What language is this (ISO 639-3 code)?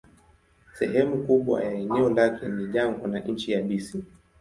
swa